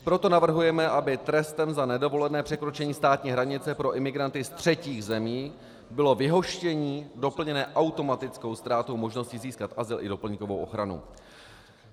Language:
Czech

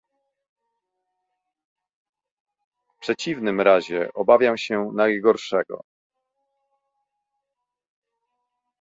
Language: Polish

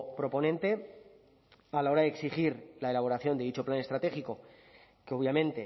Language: Spanish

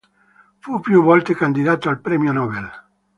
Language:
Italian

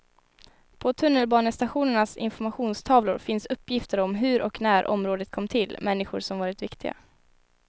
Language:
Swedish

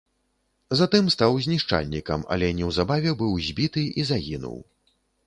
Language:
Belarusian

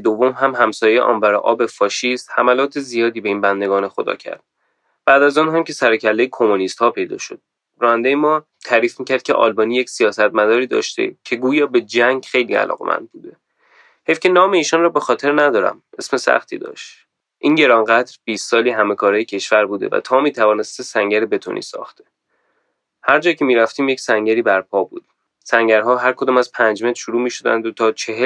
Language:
Persian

